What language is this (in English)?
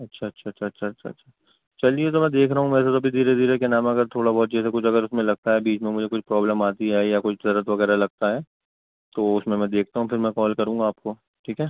Urdu